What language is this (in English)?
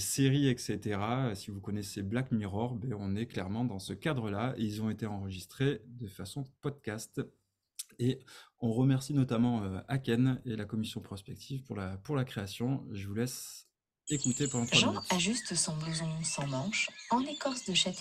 French